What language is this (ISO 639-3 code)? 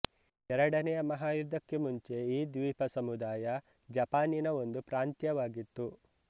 kan